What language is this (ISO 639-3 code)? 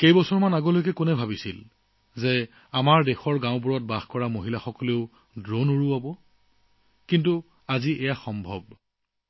asm